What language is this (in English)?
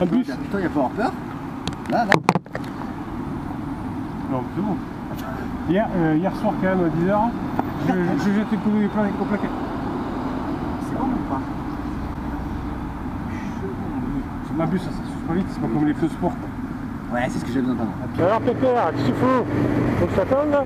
French